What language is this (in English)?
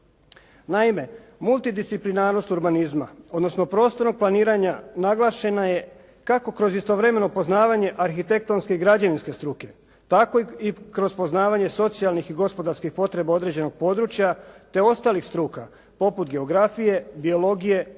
Croatian